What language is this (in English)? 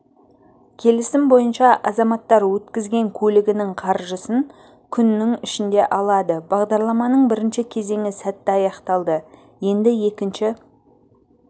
Kazakh